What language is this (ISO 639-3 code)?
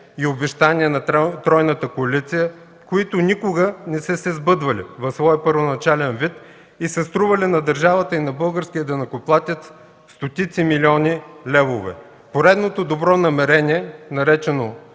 bul